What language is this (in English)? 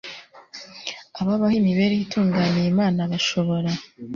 Kinyarwanda